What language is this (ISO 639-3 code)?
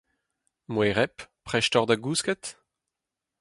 bre